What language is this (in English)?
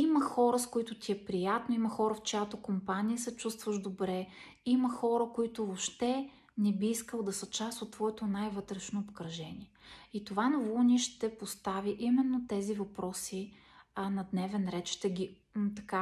Bulgarian